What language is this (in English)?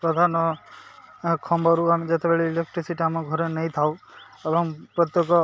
Odia